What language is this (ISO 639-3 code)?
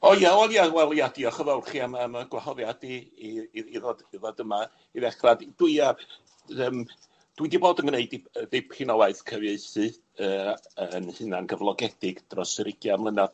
cym